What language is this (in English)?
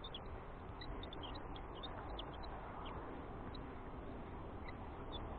Russian